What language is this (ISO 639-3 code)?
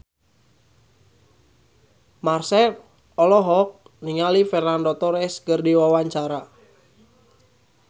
sun